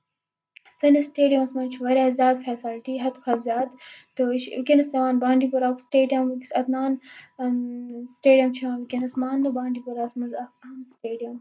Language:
Kashmiri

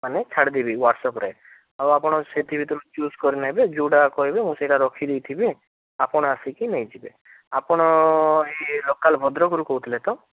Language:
Odia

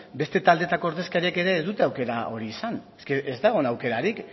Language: Basque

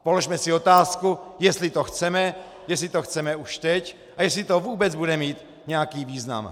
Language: Czech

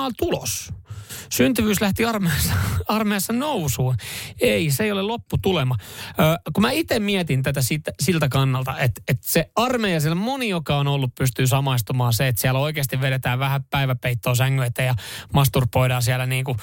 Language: Finnish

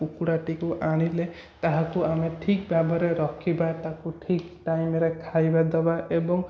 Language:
Odia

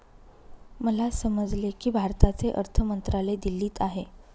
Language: Marathi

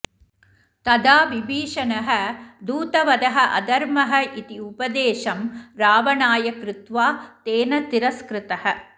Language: Sanskrit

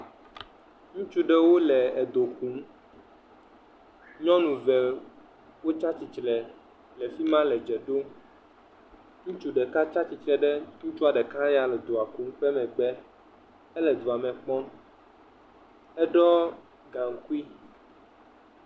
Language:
Ewe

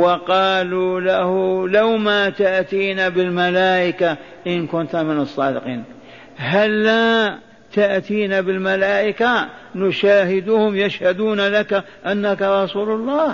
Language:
Arabic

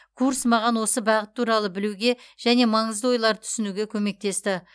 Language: Kazakh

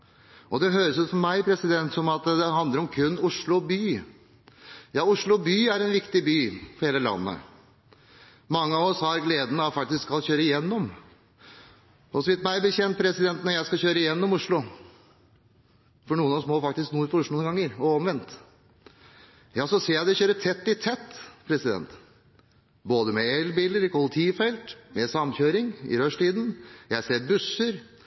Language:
Norwegian Bokmål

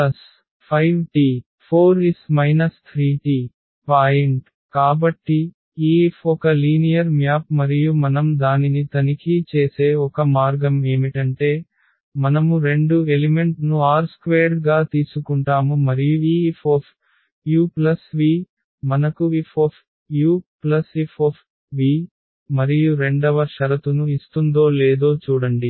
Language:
Telugu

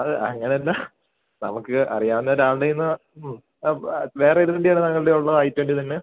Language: Malayalam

